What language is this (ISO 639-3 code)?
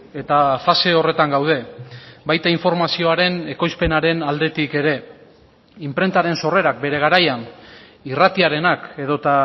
eus